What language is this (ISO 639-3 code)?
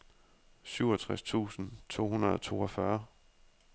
dan